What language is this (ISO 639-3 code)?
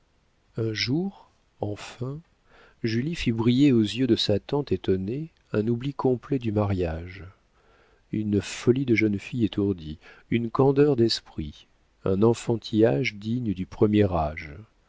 fra